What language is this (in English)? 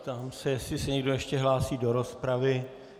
Czech